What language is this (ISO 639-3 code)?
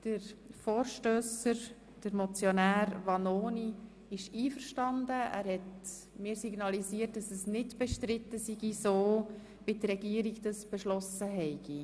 gsw